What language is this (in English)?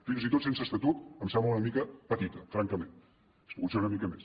Catalan